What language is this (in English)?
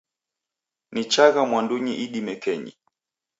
Taita